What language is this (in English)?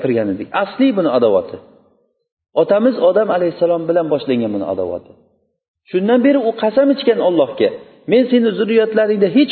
Bulgarian